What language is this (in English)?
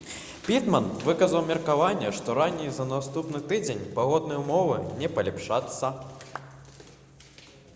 Belarusian